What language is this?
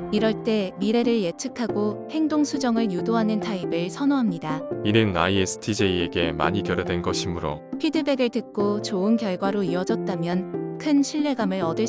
Korean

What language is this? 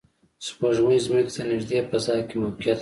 Pashto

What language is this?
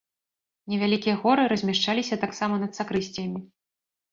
Belarusian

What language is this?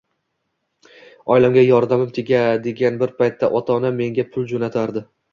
Uzbek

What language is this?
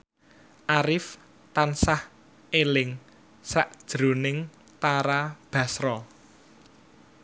Javanese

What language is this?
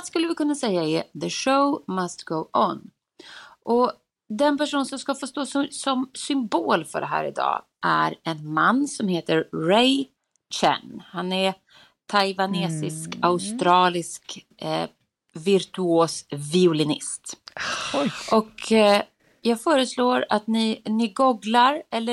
Swedish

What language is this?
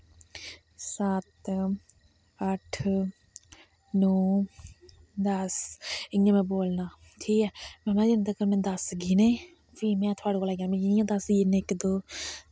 Dogri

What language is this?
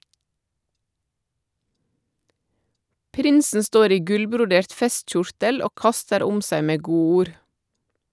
Norwegian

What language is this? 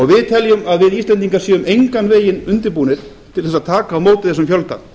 Icelandic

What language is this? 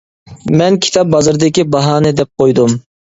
Uyghur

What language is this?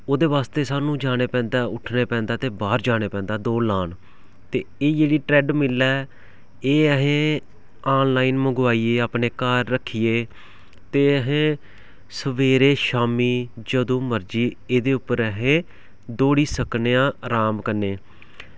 Dogri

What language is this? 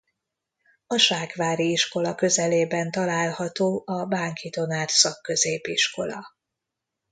Hungarian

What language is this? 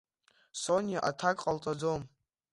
Abkhazian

